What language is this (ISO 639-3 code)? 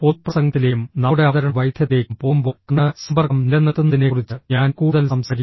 mal